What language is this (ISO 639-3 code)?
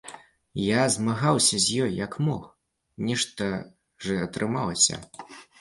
bel